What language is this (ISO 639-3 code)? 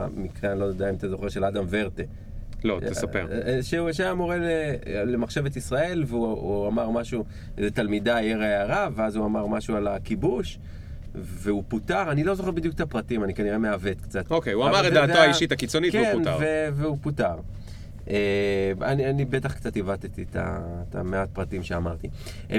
heb